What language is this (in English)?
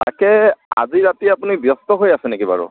Assamese